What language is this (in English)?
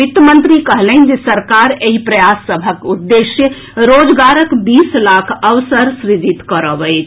Maithili